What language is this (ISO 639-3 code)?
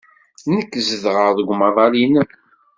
kab